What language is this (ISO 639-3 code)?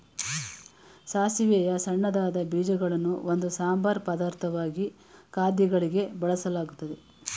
kan